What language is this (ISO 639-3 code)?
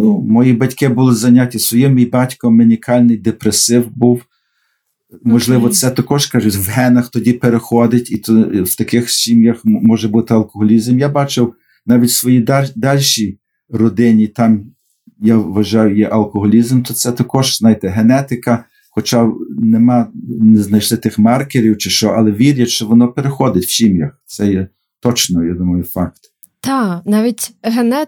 ukr